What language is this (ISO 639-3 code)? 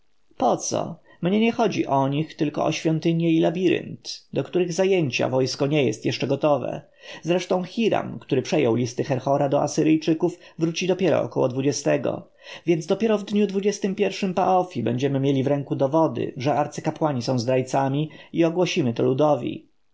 pol